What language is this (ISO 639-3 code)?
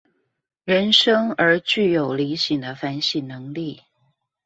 zho